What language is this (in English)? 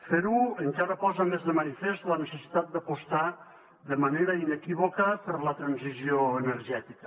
Catalan